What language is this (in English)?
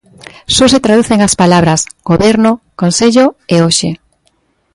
Galician